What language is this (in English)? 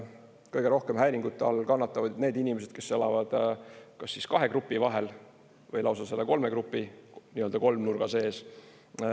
Estonian